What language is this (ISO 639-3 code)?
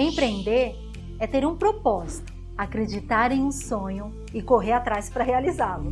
por